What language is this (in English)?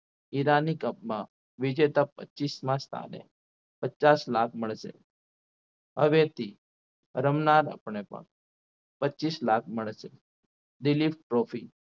Gujarati